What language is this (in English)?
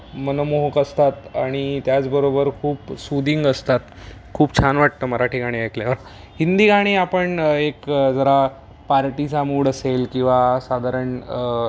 Marathi